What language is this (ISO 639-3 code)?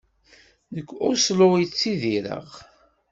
kab